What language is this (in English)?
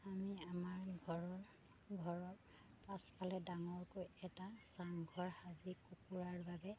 Assamese